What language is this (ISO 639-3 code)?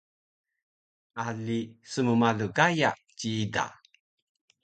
trv